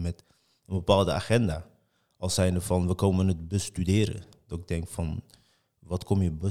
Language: Dutch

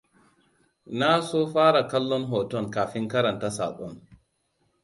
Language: Hausa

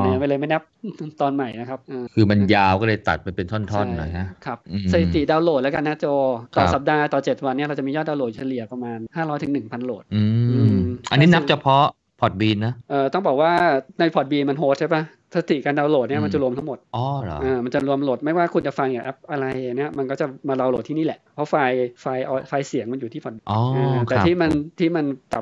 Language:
Thai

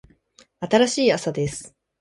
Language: Japanese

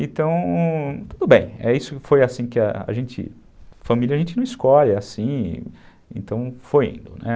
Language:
Portuguese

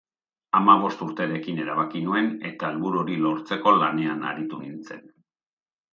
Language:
Basque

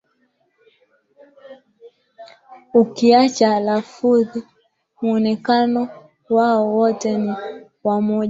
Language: Swahili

